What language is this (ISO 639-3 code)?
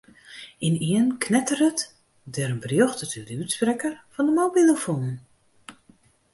fry